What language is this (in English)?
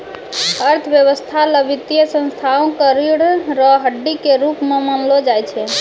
Maithili